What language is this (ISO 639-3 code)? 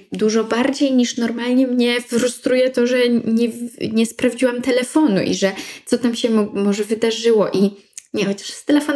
pol